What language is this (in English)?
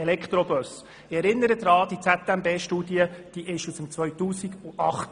Swiss German